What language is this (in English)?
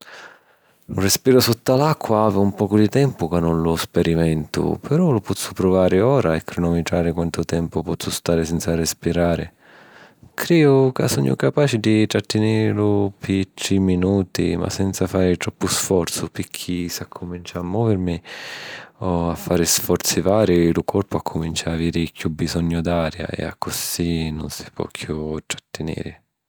Sicilian